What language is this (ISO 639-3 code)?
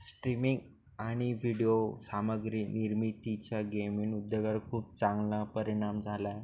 mar